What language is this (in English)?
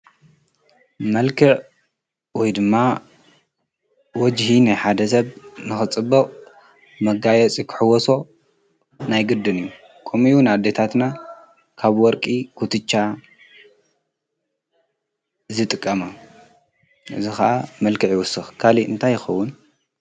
Tigrinya